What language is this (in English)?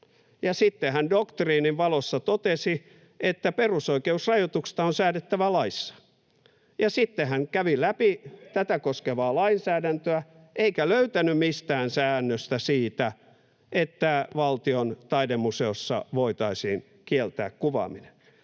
Finnish